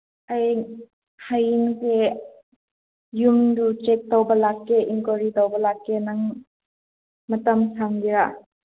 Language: Manipuri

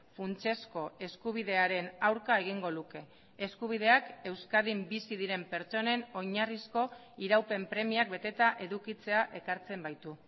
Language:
Basque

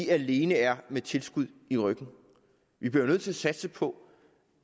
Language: Danish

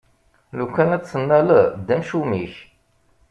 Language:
Kabyle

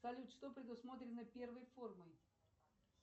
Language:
Russian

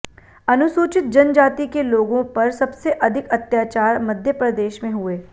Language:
Hindi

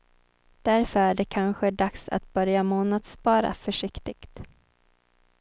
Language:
Swedish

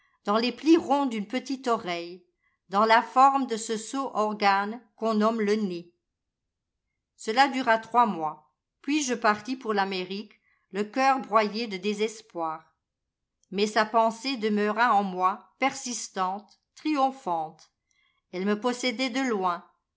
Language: French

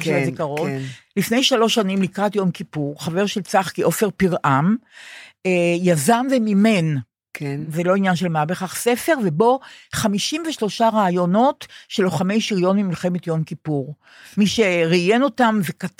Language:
Hebrew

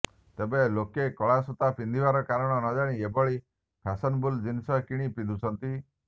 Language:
Odia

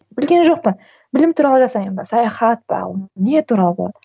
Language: Kazakh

